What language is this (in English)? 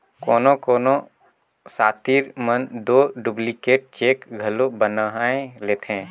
Chhattisgarhi